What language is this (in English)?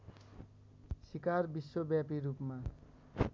Nepali